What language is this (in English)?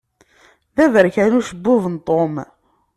Kabyle